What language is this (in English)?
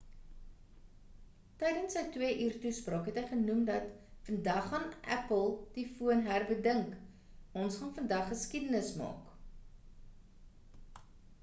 Afrikaans